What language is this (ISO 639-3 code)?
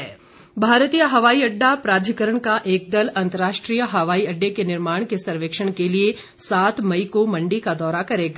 hin